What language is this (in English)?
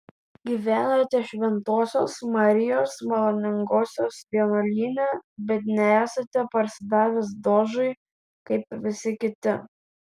Lithuanian